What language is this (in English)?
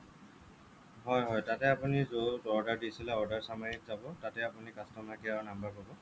Assamese